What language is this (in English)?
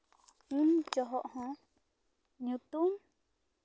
Santali